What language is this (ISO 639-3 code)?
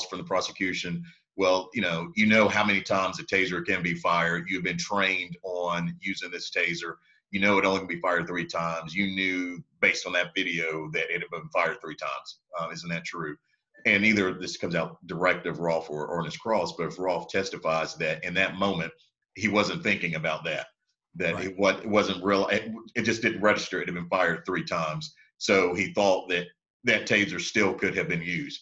eng